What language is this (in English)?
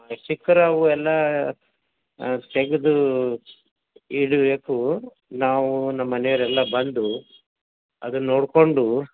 Kannada